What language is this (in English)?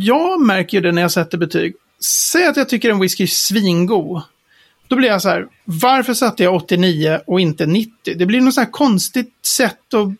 Swedish